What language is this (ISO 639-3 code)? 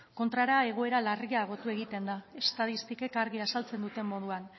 eus